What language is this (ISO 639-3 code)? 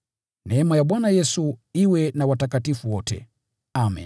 swa